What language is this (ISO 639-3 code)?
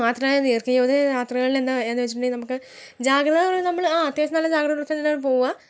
mal